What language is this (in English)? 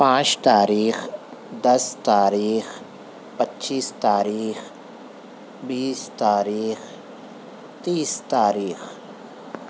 Urdu